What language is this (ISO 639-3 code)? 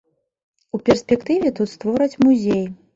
bel